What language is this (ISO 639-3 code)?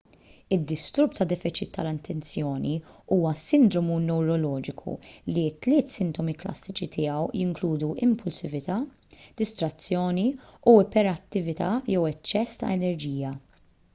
mlt